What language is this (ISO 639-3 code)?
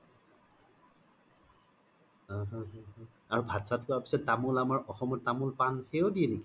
asm